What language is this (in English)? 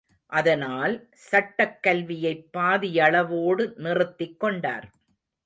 Tamil